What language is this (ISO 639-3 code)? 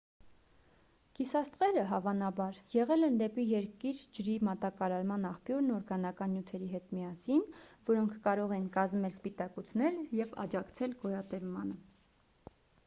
hye